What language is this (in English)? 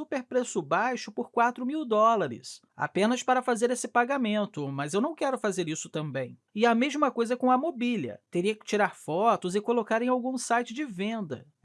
Portuguese